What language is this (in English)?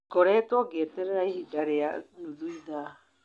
Kikuyu